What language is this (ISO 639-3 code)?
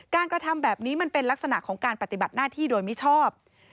tha